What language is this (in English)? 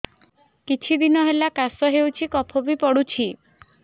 Odia